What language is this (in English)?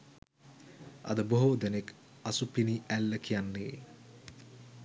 Sinhala